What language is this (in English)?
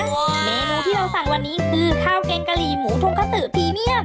Thai